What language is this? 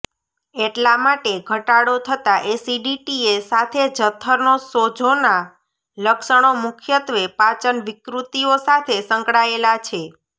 Gujarati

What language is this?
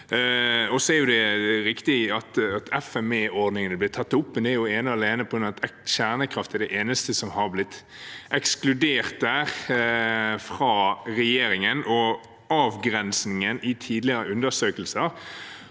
Norwegian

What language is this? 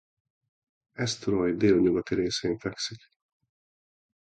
Hungarian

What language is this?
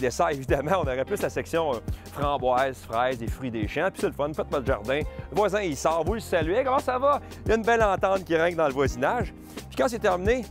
French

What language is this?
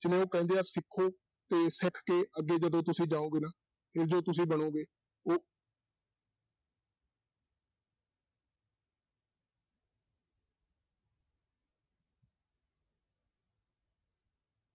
Punjabi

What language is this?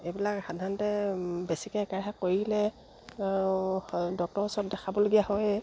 Assamese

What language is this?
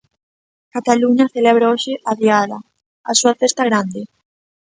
Galician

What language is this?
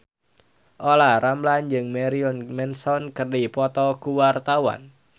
Sundanese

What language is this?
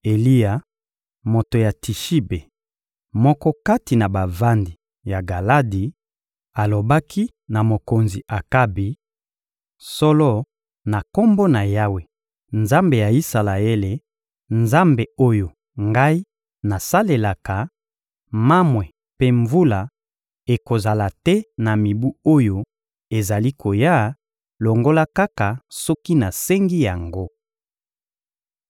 Lingala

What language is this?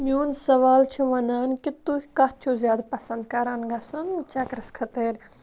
Kashmiri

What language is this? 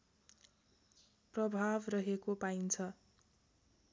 Nepali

